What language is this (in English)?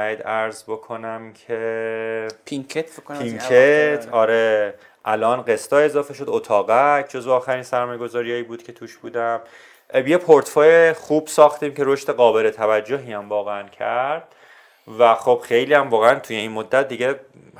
Persian